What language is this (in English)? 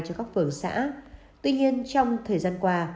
Vietnamese